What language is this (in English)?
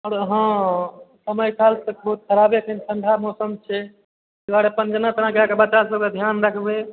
Maithili